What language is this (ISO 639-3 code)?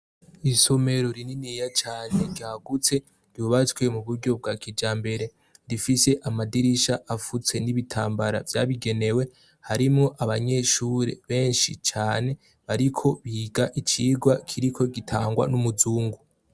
run